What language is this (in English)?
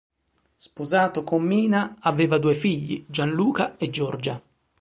Italian